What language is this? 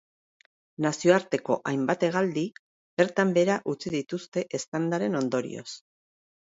Basque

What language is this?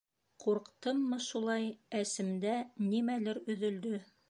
Bashkir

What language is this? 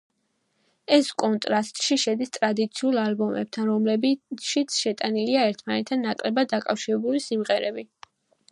Georgian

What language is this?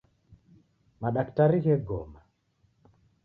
Taita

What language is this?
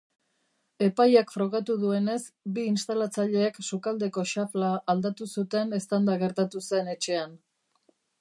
Basque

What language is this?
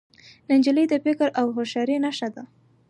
Pashto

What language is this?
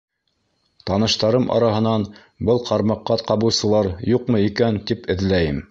Bashkir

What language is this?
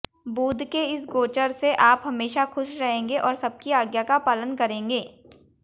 Hindi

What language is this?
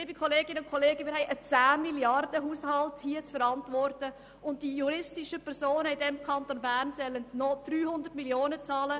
Swiss German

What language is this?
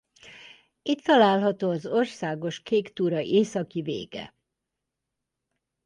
Hungarian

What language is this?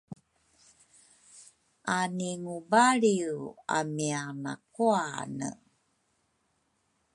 Rukai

